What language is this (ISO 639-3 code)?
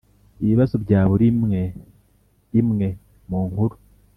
kin